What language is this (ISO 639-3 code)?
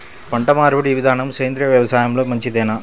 tel